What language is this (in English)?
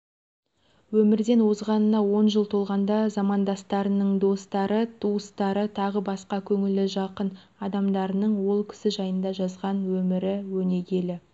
Kazakh